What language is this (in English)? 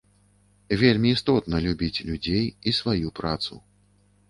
Belarusian